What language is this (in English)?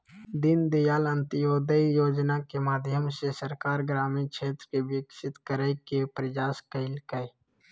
Magahi